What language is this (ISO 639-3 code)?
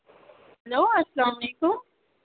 kas